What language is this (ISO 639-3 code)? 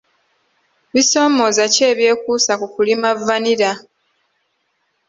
lug